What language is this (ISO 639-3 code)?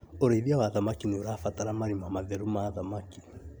kik